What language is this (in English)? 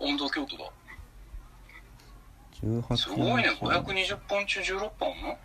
Japanese